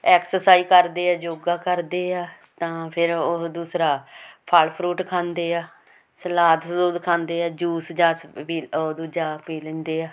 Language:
Punjabi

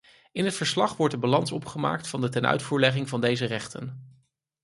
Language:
Dutch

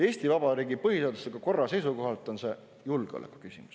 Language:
Estonian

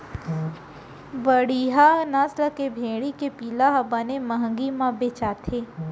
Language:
Chhattisgarhi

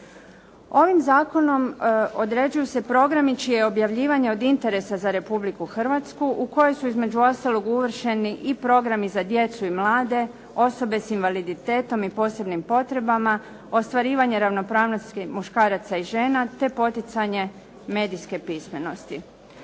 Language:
Croatian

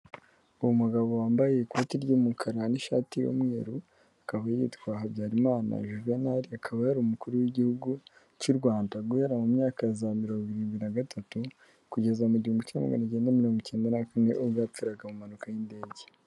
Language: Kinyarwanda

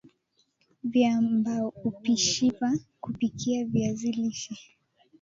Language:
Swahili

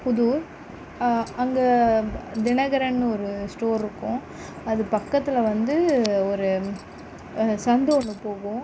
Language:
Tamil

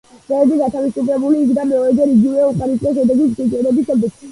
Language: Georgian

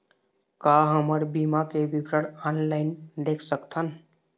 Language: Chhattisgarhi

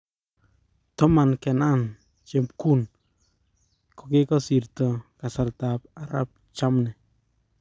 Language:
Kalenjin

